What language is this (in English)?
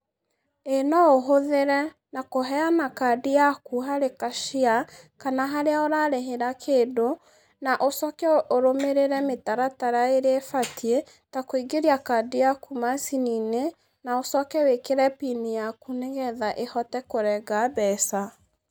Kikuyu